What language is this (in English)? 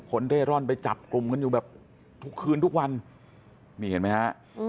Thai